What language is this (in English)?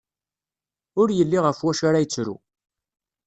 Kabyle